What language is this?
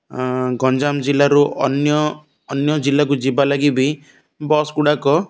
Odia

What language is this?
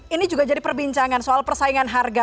Indonesian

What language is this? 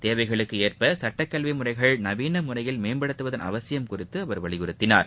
Tamil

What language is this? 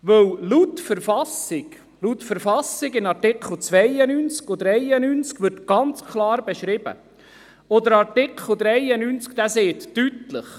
Swiss German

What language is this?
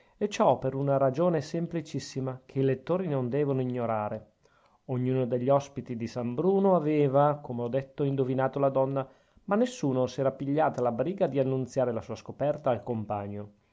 Italian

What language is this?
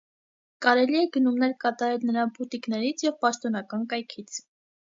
Armenian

